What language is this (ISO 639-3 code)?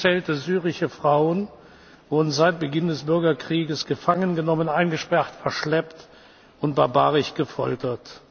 deu